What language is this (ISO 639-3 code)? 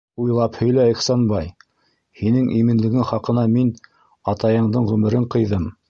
bak